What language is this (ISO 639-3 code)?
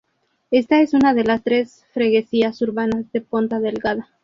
spa